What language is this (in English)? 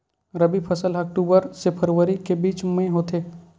Chhattisgarhi